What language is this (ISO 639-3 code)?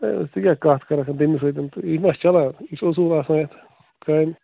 kas